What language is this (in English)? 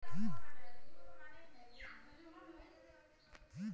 Bangla